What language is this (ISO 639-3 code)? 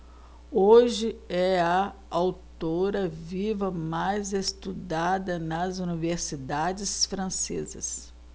por